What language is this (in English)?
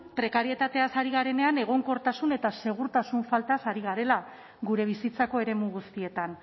Basque